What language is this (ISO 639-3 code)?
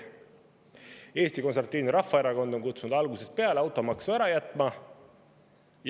est